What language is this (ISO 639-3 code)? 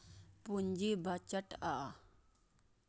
mai